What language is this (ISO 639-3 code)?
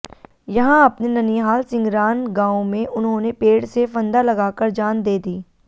hin